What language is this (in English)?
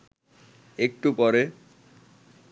Bangla